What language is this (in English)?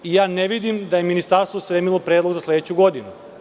Serbian